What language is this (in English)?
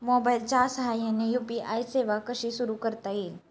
Marathi